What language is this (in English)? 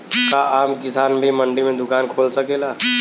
Bhojpuri